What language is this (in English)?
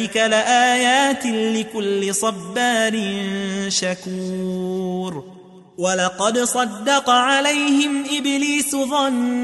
Arabic